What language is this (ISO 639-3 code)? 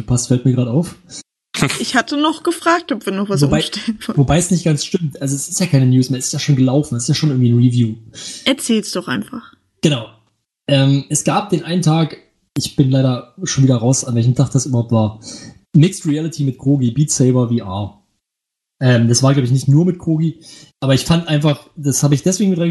deu